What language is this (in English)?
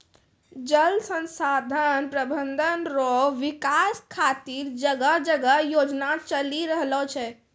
Maithili